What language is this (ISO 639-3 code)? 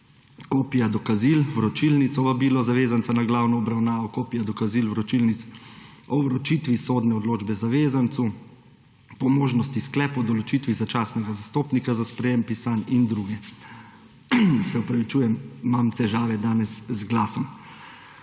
slv